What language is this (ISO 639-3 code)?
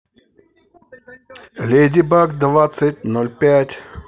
rus